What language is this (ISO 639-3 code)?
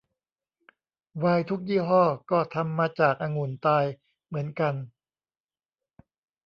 tha